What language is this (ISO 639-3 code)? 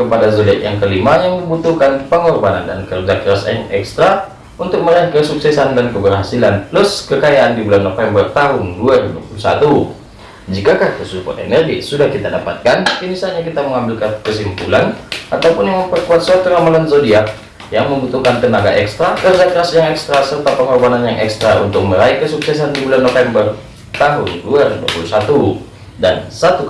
ind